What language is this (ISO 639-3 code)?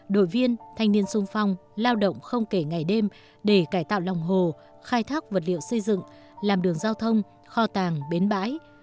vie